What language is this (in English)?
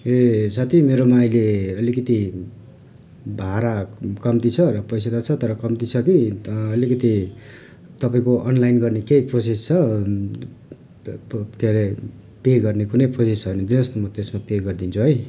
Nepali